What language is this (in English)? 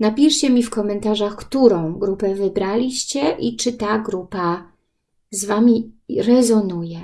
Polish